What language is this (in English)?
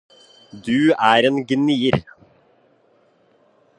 Norwegian Bokmål